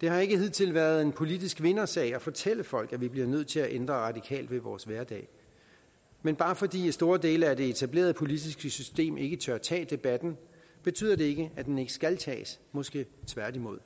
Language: Danish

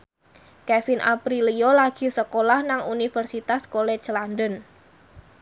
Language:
Javanese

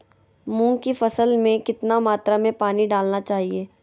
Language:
Magahi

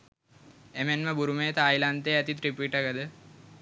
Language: Sinhala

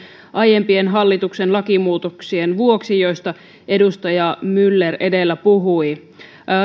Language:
Finnish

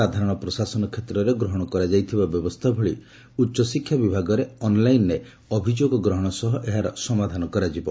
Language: Odia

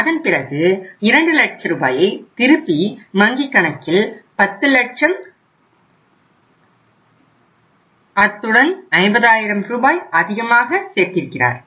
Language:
Tamil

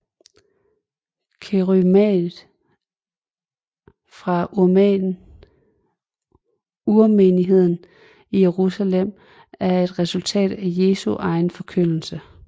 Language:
Danish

